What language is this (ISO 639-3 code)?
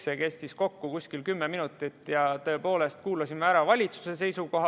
est